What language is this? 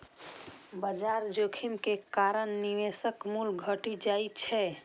Maithili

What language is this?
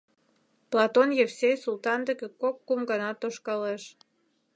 Mari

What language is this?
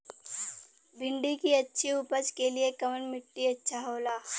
Bhojpuri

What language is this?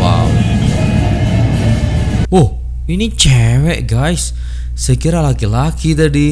Indonesian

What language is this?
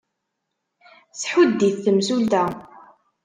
Kabyle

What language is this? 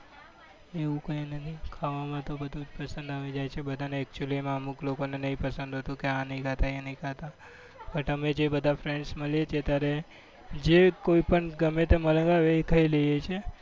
Gujarati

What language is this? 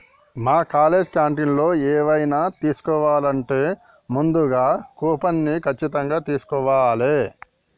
Telugu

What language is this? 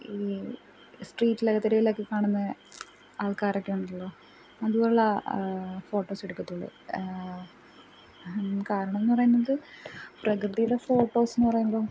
Malayalam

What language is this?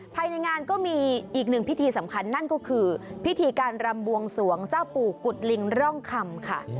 Thai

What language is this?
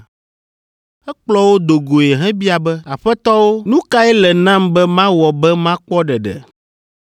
Ewe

